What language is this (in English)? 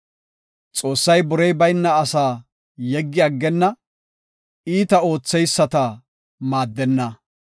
Gofa